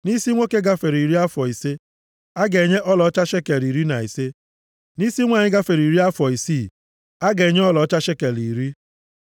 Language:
Igbo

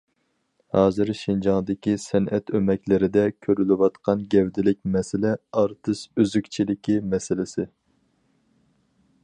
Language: Uyghur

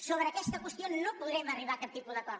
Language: Catalan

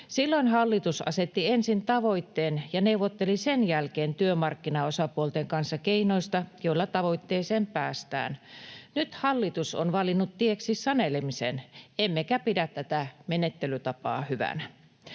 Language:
Finnish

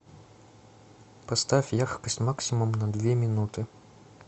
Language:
Russian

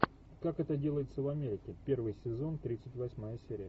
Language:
Russian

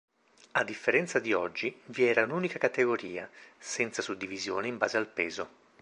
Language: Italian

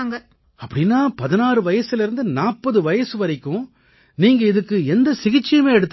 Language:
Tamil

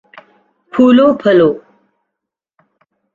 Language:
Urdu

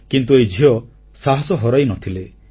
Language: Odia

